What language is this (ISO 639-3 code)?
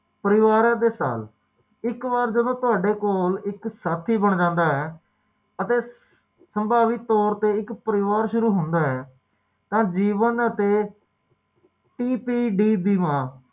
pan